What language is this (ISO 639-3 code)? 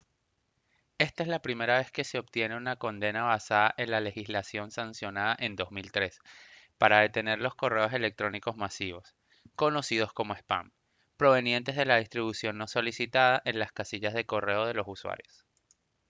spa